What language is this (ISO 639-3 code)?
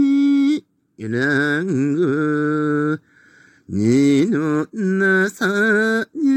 jpn